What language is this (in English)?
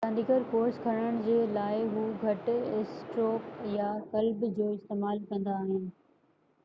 Sindhi